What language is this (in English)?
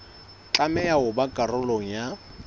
Southern Sotho